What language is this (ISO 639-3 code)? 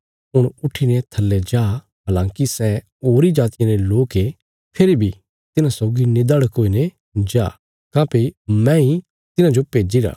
kfs